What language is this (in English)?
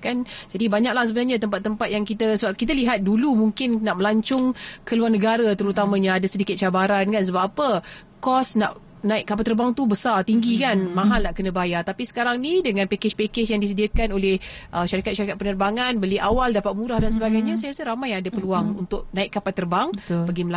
Malay